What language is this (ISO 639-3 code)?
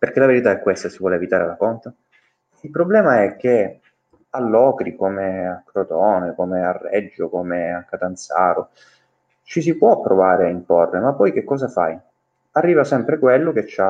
ita